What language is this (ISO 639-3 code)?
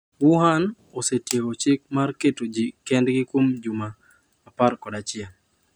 luo